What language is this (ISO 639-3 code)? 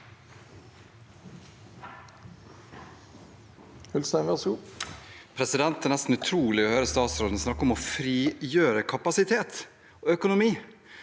nor